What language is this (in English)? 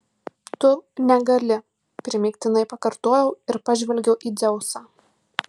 Lithuanian